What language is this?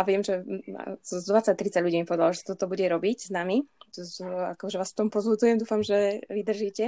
Slovak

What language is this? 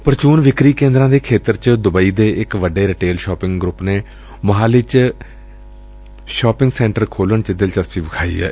Punjabi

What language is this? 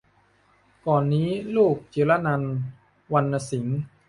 Thai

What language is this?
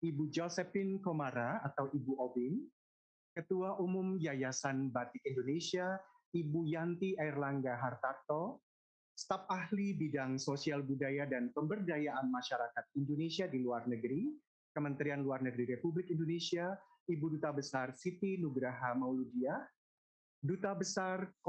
Indonesian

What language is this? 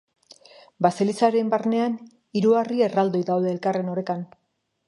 Basque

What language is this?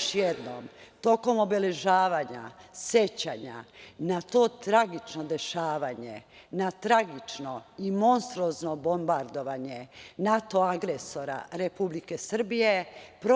Serbian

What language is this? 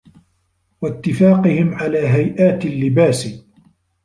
Arabic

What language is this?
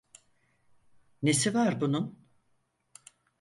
Turkish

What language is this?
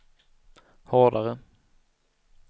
Swedish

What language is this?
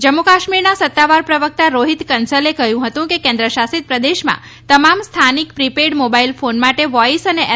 Gujarati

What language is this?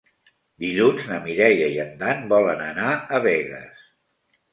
Catalan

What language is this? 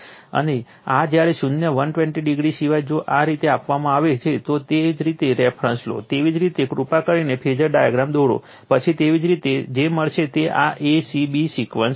Gujarati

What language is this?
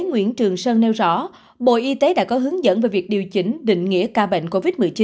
Vietnamese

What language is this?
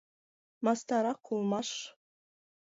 Mari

